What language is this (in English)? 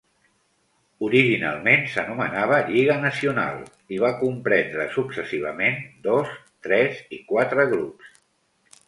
Catalan